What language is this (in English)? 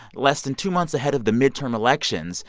English